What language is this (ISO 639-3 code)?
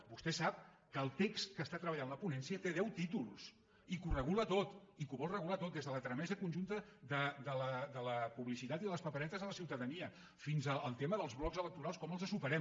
cat